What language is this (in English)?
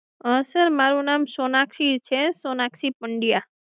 Gujarati